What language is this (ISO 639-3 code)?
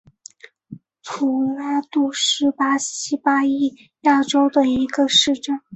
zho